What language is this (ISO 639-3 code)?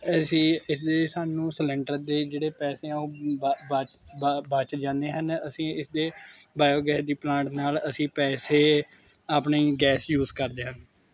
pan